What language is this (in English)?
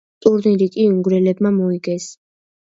Georgian